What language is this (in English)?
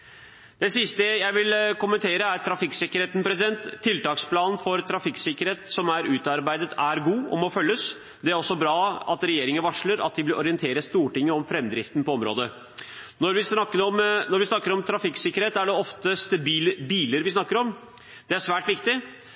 Norwegian Bokmål